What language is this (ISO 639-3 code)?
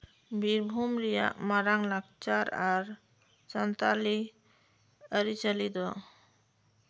sat